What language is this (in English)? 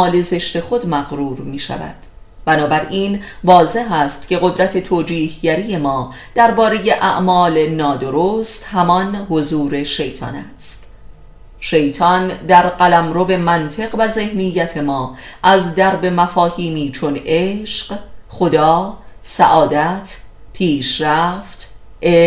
Persian